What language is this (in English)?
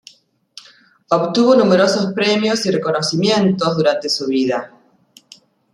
Spanish